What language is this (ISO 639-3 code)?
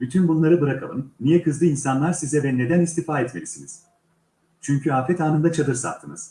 tur